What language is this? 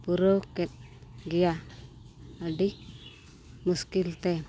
Santali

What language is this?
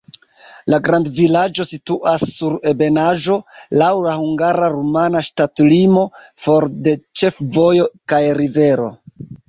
Esperanto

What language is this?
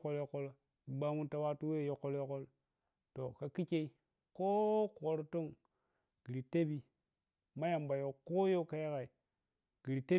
Piya-Kwonci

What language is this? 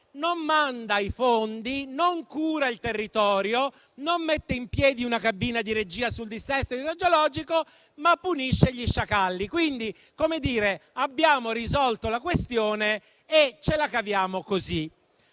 Italian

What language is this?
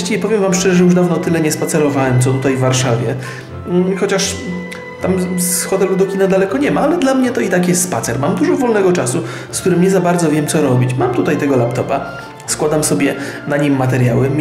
Polish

